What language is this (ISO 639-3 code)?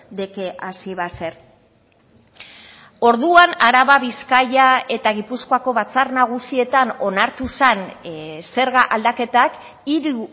eus